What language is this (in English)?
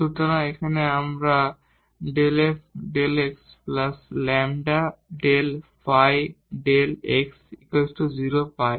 Bangla